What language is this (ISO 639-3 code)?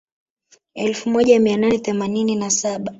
swa